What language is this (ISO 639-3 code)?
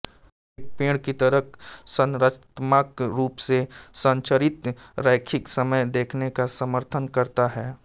hin